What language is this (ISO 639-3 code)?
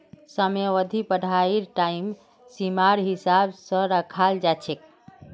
mag